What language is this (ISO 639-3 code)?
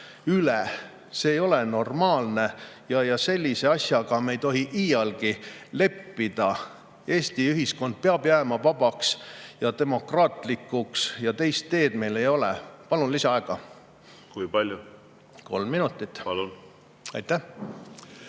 est